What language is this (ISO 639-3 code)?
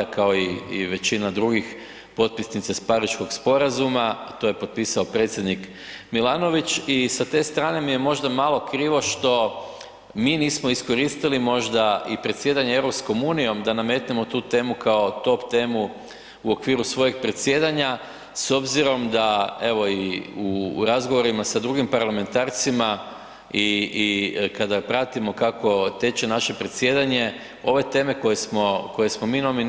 hrv